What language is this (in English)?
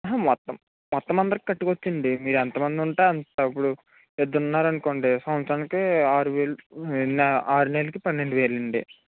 Telugu